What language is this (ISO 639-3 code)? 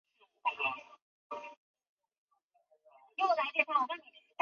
zho